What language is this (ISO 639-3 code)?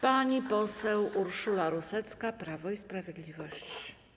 pol